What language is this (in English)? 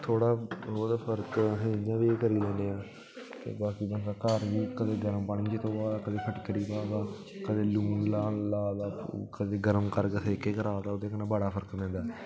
Dogri